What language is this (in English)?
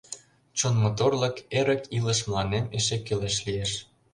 Mari